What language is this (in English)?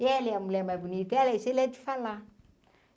Portuguese